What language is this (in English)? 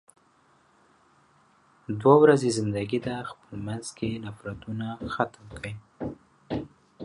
Pashto